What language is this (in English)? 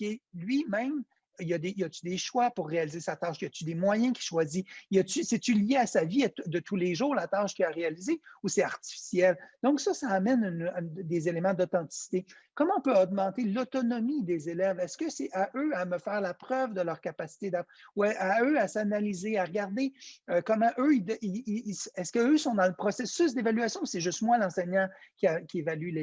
French